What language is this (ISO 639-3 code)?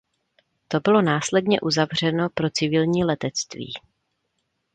ces